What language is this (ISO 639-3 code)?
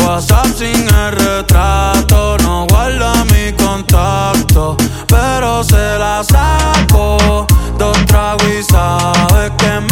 spa